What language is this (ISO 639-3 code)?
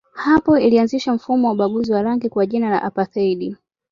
swa